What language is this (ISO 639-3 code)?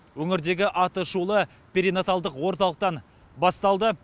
kaz